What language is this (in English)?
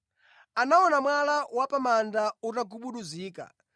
Nyanja